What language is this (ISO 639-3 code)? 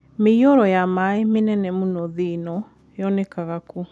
kik